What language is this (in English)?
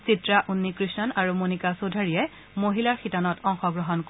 Assamese